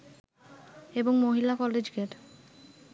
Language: Bangla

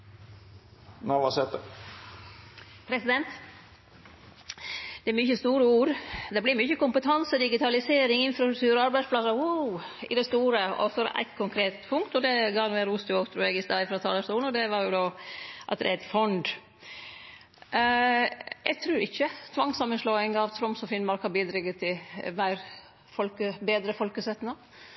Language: Norwegian Nynorsk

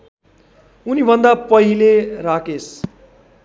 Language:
Nepali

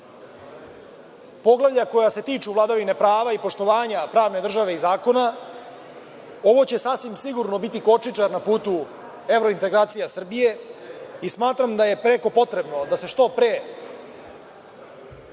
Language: Serbian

